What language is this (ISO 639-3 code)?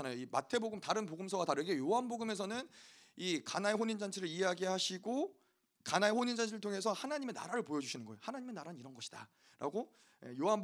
kor